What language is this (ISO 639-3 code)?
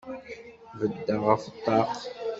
kab